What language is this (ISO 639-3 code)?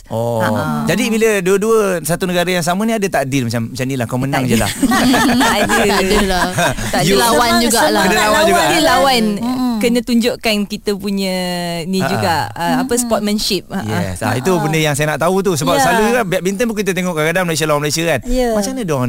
msa